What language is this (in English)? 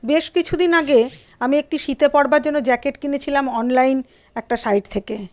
Bangla